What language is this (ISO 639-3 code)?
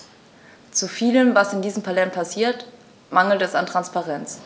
deu